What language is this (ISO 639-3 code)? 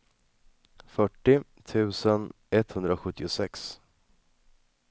swe